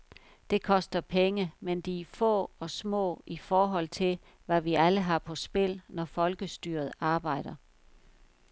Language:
Danish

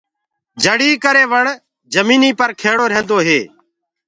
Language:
Gurgula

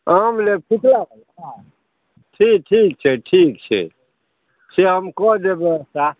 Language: Maithili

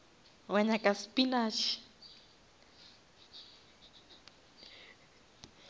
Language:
Northern Sotho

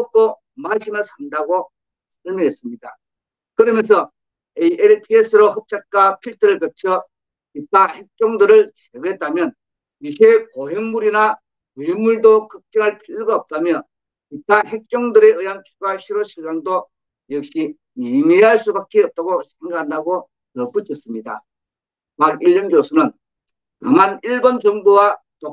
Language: Korean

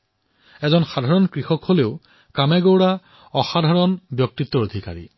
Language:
Assamese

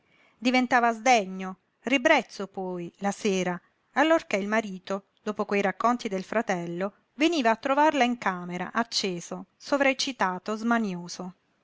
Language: Italian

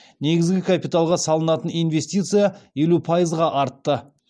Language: Kazakh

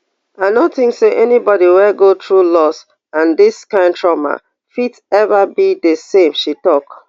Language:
Nigerian Pidgin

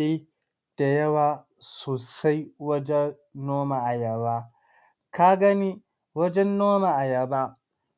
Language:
Hausa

